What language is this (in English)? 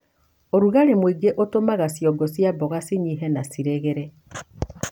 Kikuyu